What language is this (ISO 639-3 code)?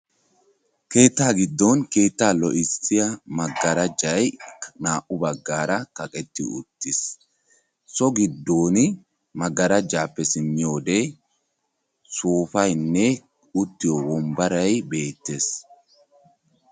wal